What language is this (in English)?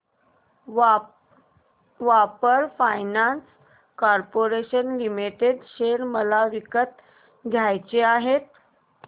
Marathi